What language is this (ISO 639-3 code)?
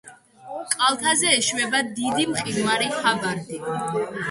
kat